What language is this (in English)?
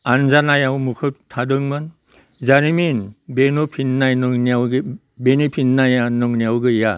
Bodo